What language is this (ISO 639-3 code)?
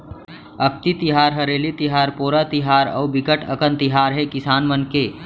hne